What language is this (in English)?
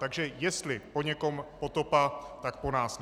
Czech